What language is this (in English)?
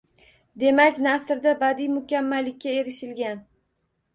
Uzbek